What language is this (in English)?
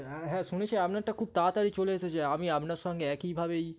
Bangla